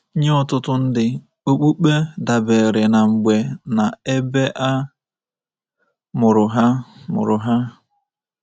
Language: Igbo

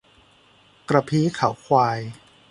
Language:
Thai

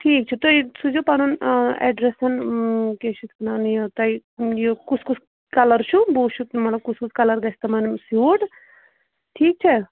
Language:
Kashmiri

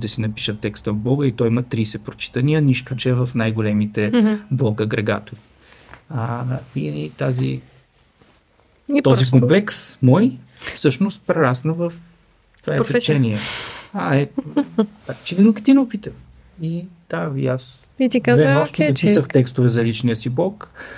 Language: Bulgarian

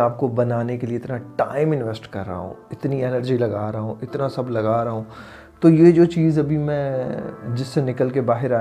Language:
Urdu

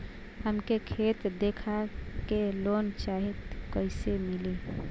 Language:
Bhojpuri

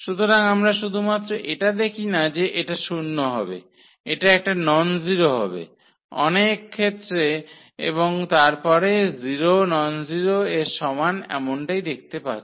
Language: Bangla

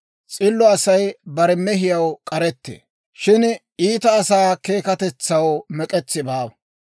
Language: Dawro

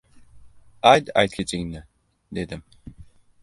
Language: Uzbek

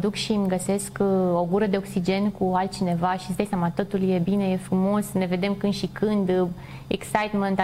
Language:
Romanian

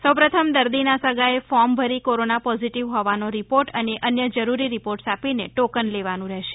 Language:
Gujarati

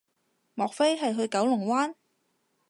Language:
Cantonese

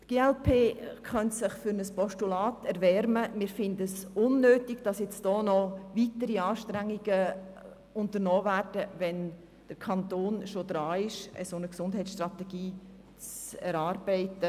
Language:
Swiss German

